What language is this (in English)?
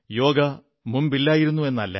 Malayalam